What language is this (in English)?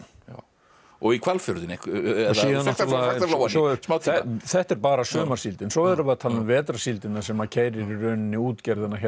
Icelandic